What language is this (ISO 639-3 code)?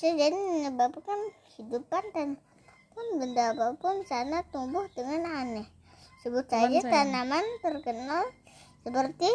ind